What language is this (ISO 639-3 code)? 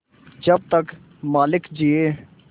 hin